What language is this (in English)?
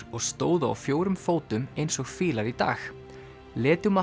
Icelandic